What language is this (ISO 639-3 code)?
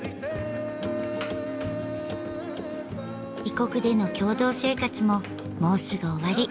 jpn